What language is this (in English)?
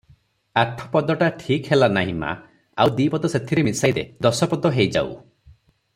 Odia